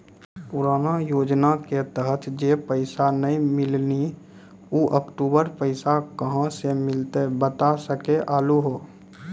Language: Maithili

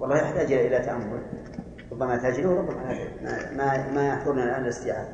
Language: Arabic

